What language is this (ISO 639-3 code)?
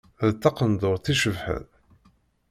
kab